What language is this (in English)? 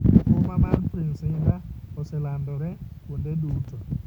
Luo (Kenya and Tanzania)